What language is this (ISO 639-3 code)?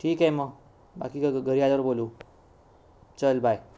mar